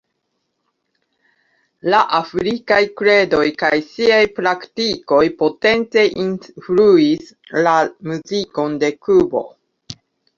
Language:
Esperanto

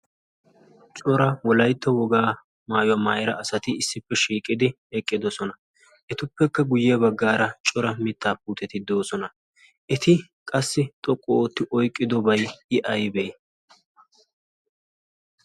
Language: Wolaytta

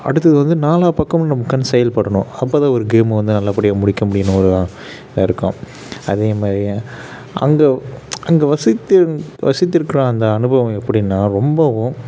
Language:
Tamil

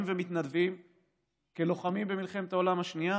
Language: Hebrew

